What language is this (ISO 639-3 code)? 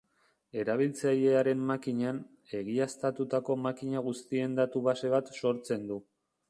eus